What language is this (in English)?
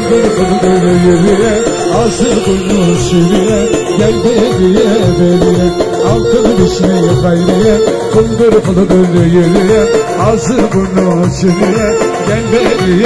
Arabic